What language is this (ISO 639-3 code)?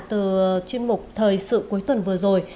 vie